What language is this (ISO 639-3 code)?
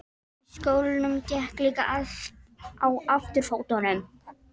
isl